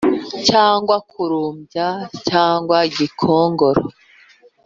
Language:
Kinyarwanda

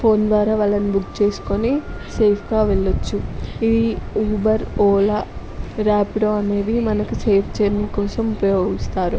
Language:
Telugu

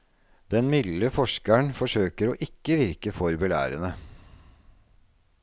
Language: Norwegian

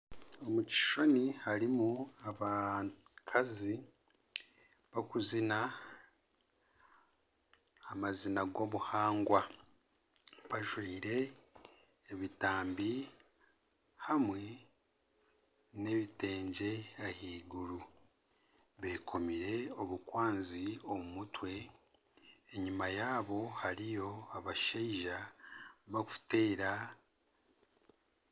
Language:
Nyankole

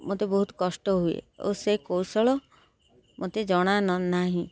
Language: Odia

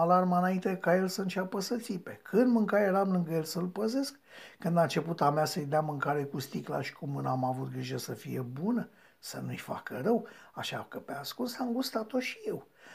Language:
Romanian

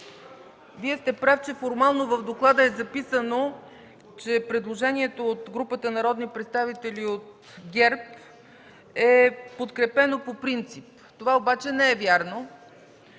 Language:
Bulgarian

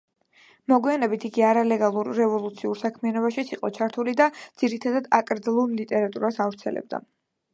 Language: Georgian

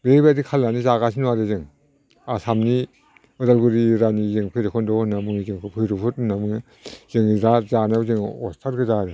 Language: Bodo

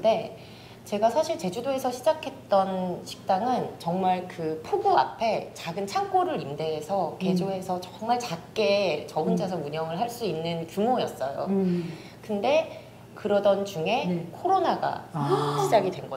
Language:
Korean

